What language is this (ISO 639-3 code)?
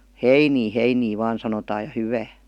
fin